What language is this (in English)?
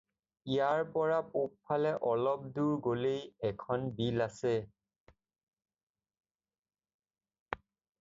Assamese